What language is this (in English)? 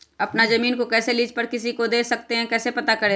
Magahi